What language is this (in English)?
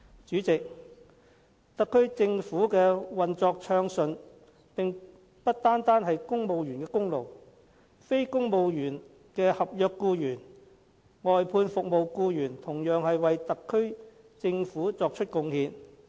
Cantonese